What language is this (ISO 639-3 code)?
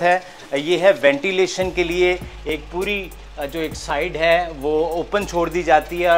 hin